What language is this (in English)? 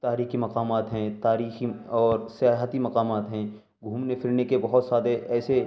Urdu